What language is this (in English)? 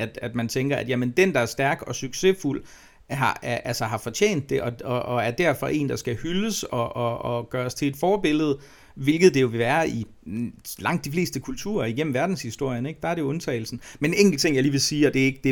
Danish